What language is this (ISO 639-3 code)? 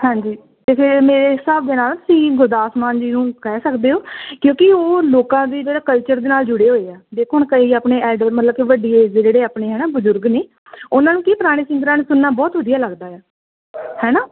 pan